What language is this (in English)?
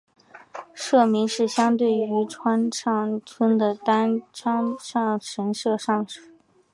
Chinese